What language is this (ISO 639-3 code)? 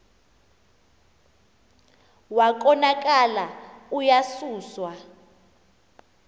xho